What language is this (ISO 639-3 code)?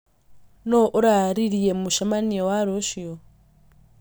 kik